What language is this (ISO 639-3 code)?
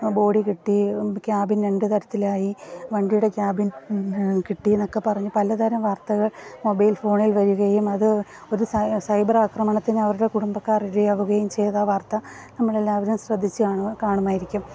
mal